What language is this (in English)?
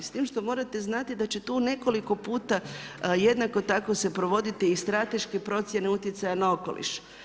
Croatian